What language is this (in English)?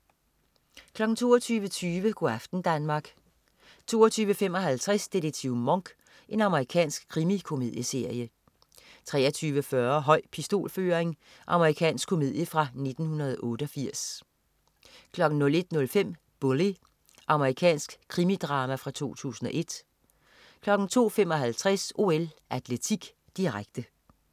Danish